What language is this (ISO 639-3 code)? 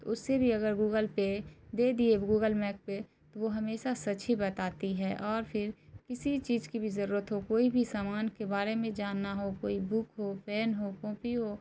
urd